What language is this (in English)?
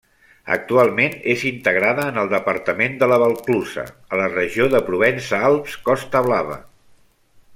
Catalan